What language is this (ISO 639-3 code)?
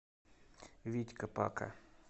rus